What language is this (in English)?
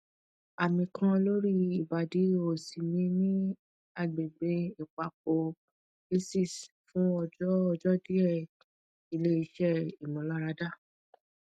Yoruba